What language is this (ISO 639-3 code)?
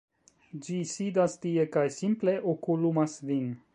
epo